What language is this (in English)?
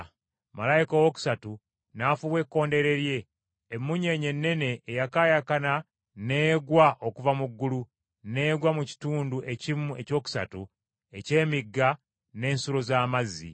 Ganda